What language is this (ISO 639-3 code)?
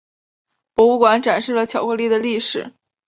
zho